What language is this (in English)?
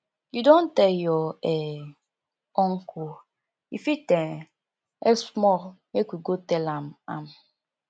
Nigerian Pidgin